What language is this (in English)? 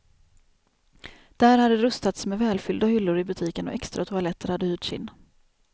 Swedish